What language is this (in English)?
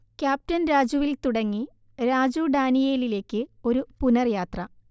Malayalam